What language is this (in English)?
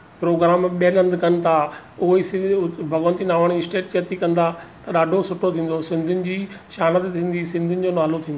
Sindhi